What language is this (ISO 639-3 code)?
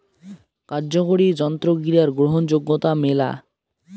ben